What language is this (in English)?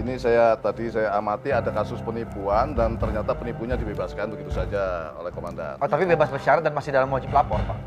Indonesian